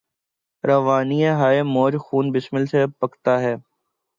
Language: Urdu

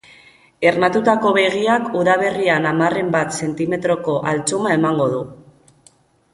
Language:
Basque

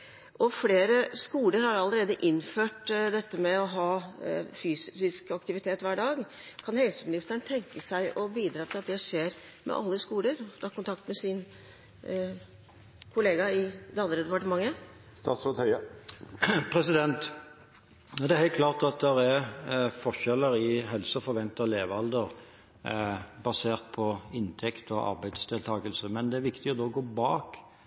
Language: Norwegian Bokmål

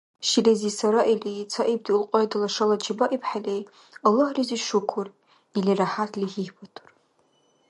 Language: Dargwa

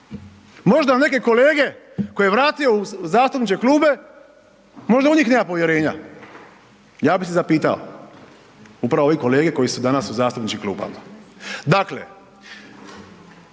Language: Croatian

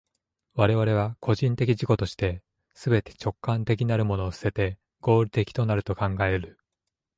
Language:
Japanese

